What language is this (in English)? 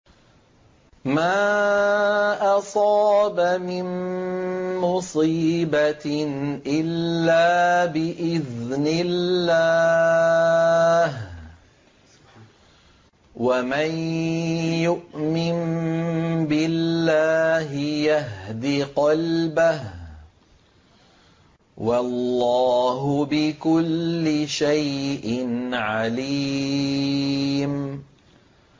Arabic